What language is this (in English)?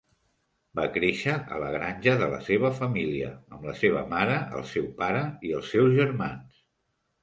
Catalan